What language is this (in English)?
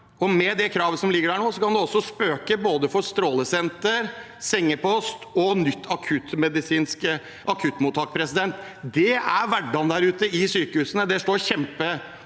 Norwegian